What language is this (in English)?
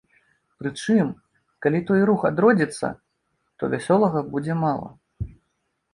Belarusian